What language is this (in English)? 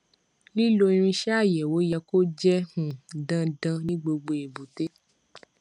Yoruba